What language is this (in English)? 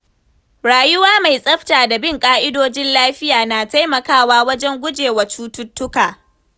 Hausa